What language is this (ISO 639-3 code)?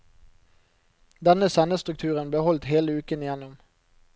nor